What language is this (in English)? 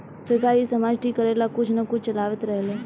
Bhojpuri